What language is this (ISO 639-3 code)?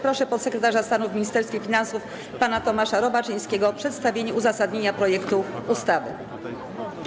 pol